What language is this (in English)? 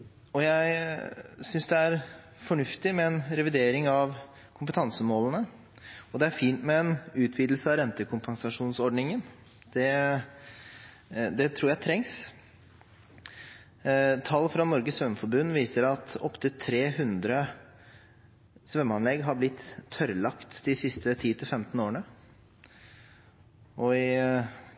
Norwegian Bokmål